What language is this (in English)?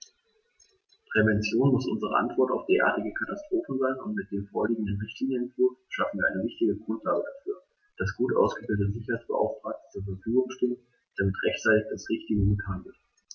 German